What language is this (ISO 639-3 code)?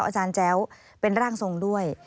tha